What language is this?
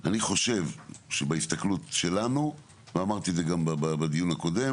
Hebrew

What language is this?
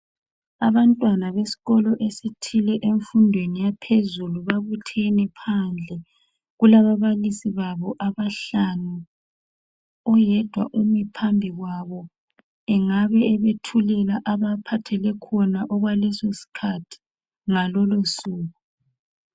North Ndebele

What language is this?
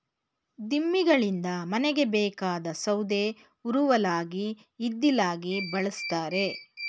Kannada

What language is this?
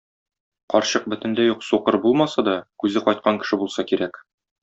Tatar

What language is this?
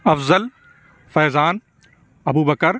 Urdu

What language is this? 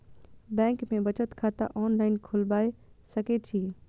Maithili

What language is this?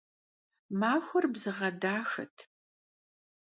Kabardian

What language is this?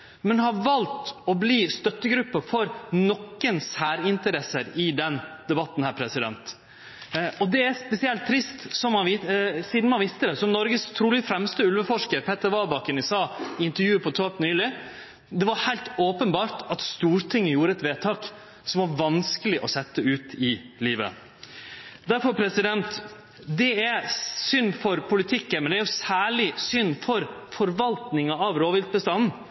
Norwegian Nynorsk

